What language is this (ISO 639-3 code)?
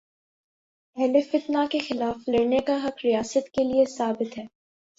urd